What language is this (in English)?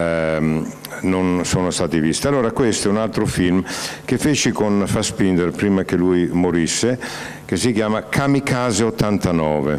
Italian